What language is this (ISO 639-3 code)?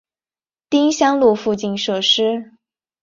zho